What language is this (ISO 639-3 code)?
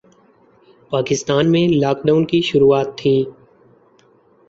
urd